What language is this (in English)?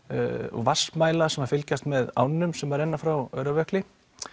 Icelandic